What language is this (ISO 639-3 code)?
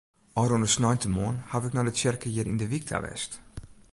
fry